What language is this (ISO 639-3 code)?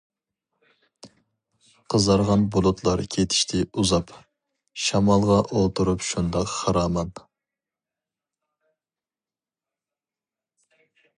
uig